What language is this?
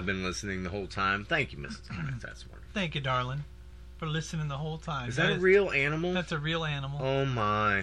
English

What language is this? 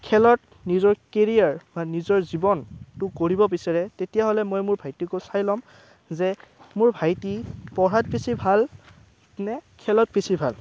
Assamese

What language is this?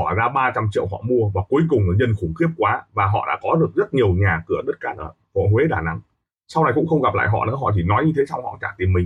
Vietnamese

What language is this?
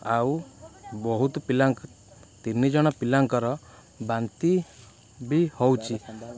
Odia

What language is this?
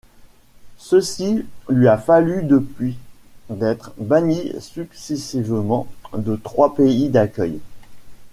French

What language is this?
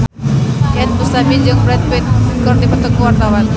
Sundanese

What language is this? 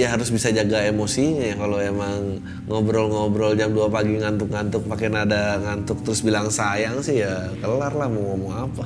Indonesian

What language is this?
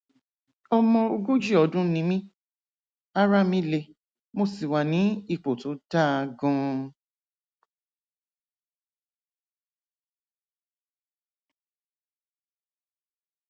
Yoruba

